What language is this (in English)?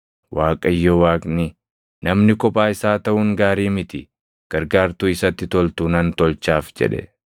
Oromo